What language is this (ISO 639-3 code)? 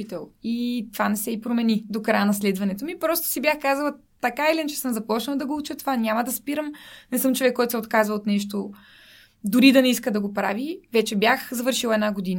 bul